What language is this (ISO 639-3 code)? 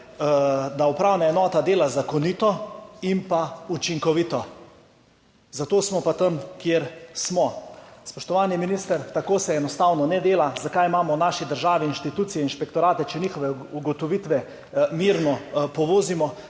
slv